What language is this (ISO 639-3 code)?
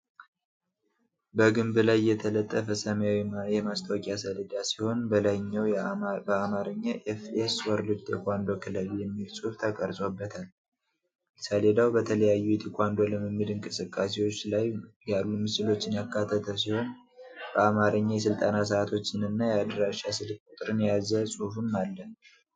amh